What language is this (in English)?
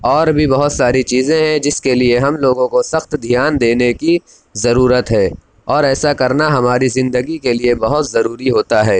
Urdu